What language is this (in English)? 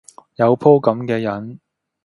Cantonese